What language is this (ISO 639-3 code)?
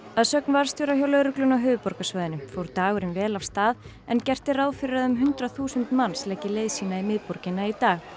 isl